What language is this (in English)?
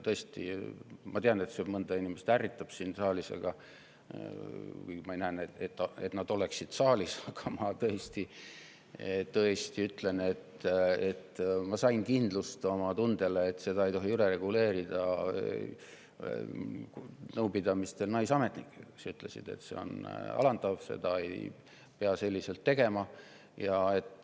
Estonian